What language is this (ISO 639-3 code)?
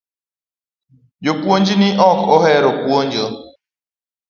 luo